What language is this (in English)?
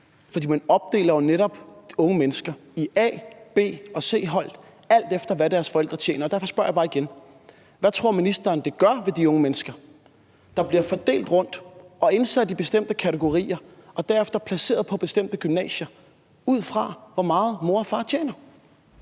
Danish